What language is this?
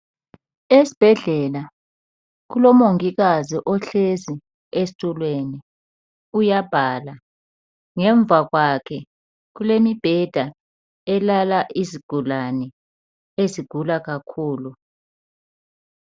North Ndebele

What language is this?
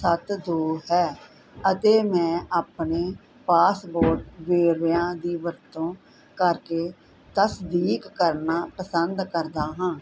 Punjabi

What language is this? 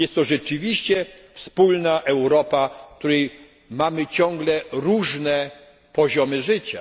Polish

